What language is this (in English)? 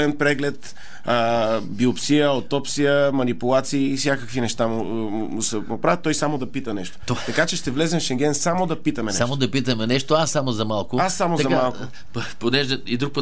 Bulgarian